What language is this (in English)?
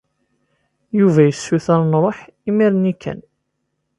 Kabyle